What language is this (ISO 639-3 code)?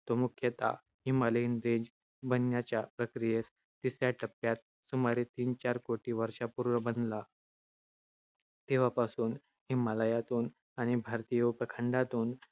mar